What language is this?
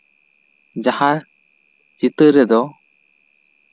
Santali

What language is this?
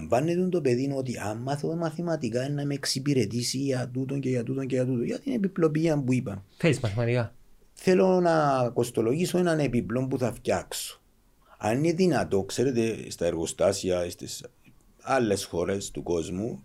Greek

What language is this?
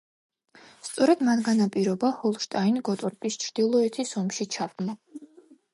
Georgian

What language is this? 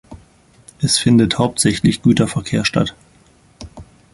German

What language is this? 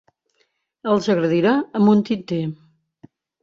Catalan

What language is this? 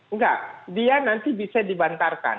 Indonesian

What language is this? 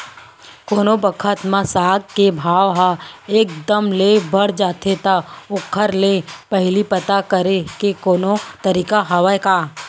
Chhattisgarhi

